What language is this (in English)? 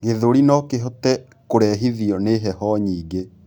Kikuyu